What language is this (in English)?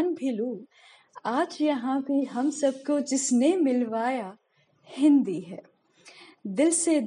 Hindi